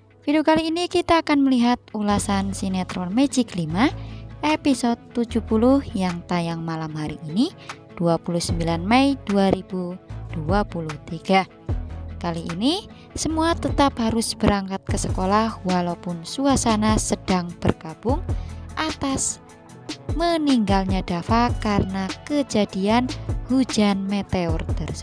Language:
Indonesian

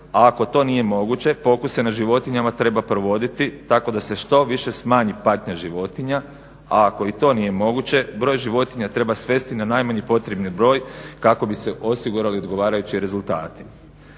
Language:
Croatian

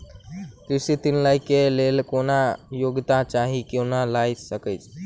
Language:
Maithili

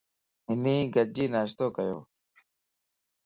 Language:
Lasi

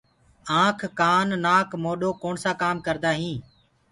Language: Gurgula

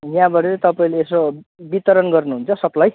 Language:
Nepali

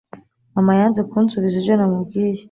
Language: Kinyarwanda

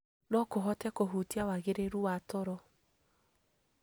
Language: Kikuyu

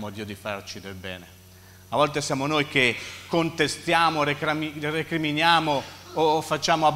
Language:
Italian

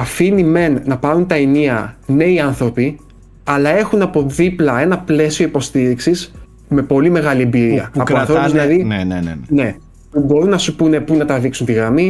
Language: Greek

